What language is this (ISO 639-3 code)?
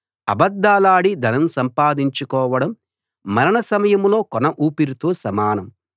tel